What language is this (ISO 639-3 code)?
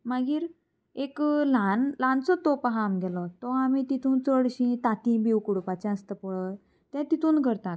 kok